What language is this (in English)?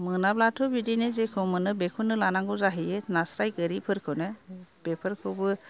Bodo